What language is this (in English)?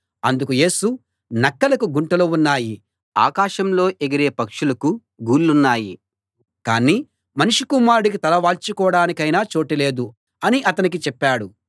Telugu